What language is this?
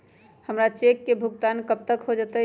Magahi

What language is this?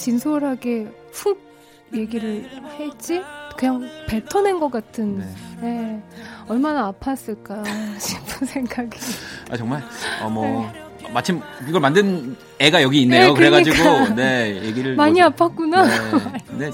Korean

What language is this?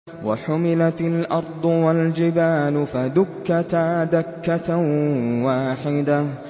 Arabic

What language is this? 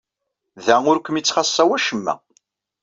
Kabyle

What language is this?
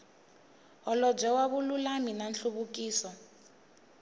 Tsonga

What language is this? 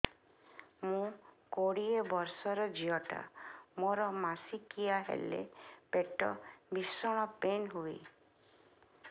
Odia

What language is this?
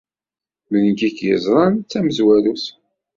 Kabyle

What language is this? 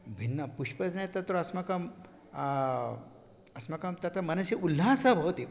Sanskrit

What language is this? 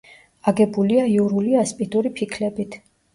Georgian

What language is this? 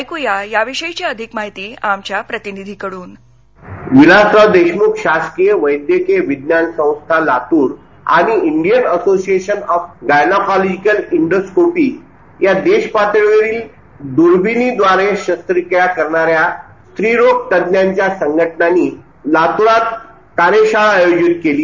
Marathi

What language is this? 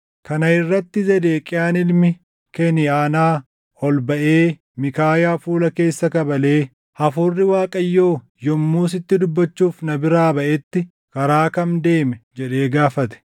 Oromo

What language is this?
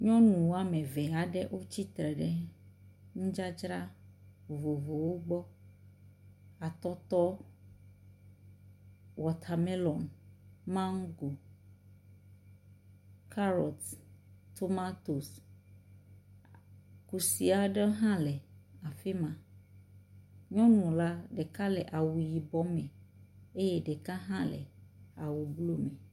Ewe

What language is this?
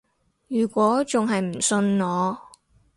Cantonese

